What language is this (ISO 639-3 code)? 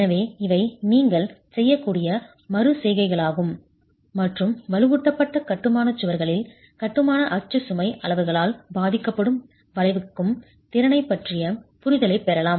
tam